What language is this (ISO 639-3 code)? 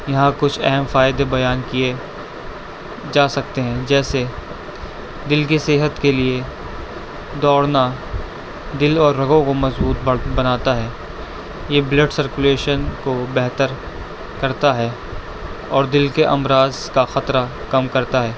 urd